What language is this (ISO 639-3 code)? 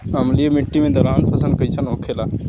bho